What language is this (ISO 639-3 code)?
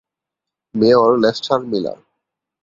ben